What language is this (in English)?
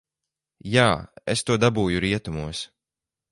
Latvian